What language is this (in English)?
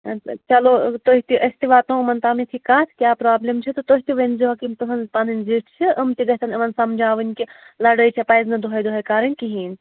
Kashmiri